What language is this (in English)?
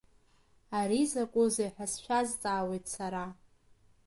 Abkhazian